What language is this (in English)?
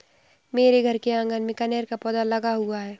Hindi